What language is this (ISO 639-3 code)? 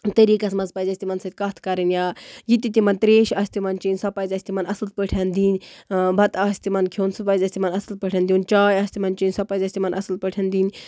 kas